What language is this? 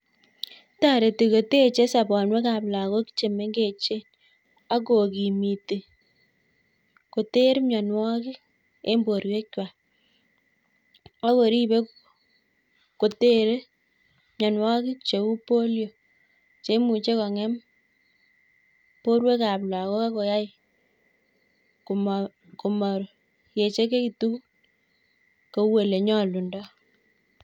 Kalenjin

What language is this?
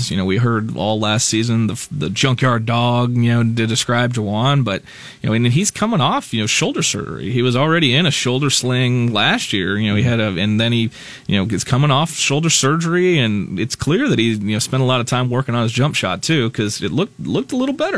English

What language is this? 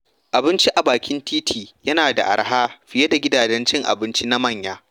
Hausa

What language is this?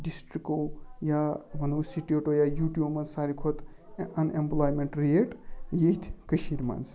Kashmiri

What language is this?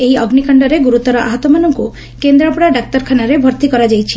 Odia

